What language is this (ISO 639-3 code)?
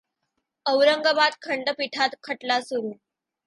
mar